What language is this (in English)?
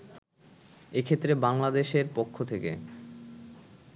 Bangla